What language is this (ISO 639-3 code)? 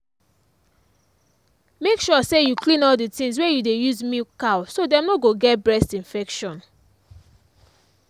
pcm